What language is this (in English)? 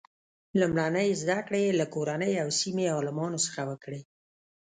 Pashto